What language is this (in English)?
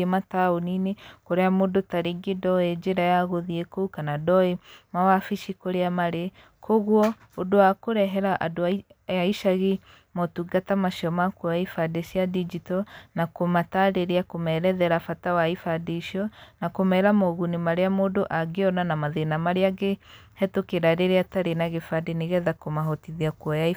Kikuyu